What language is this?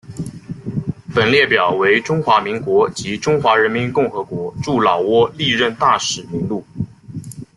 Chinese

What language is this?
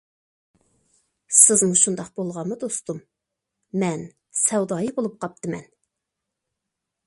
Uyghur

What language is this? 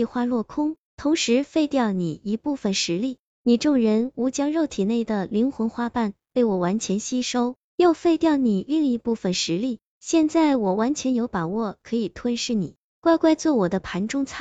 Chinese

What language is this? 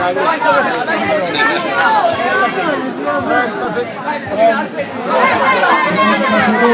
Greek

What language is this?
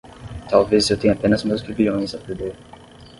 Portuguese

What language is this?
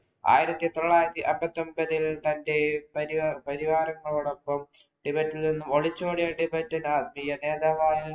Malayalam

